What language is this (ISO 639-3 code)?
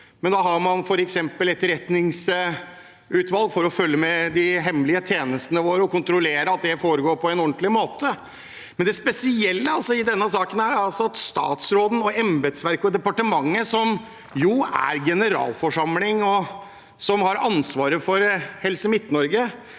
nor